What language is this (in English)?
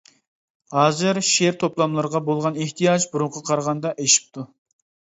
Uyghur